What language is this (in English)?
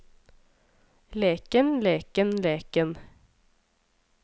Norwegian